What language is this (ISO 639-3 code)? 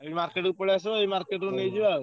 ori